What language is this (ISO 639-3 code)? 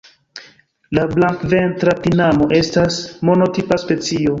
epo